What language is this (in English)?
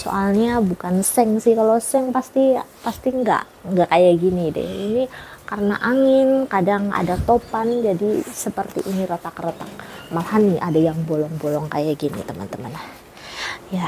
Indonesian